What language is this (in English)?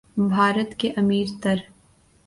Urdu